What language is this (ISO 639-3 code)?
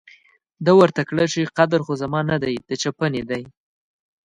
pus